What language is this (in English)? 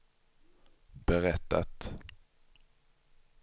Swedish